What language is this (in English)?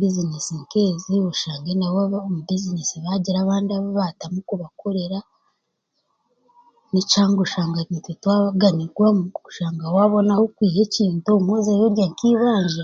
Chiga